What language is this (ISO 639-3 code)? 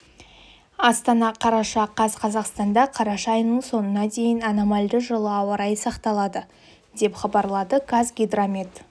kaz